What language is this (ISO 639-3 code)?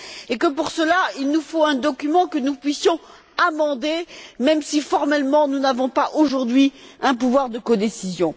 fra